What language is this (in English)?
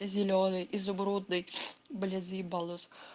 Russian